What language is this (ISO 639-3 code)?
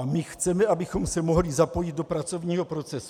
ces